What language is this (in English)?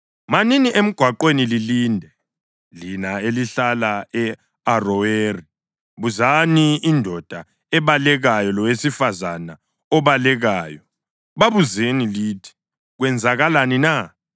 North Ndebele